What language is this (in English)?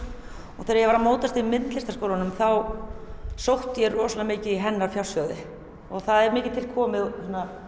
Icelandic